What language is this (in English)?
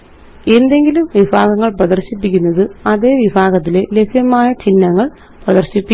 Malayalam